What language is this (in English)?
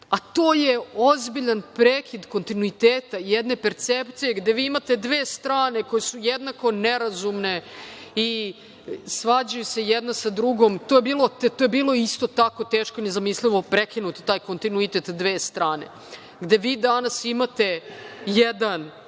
Serbian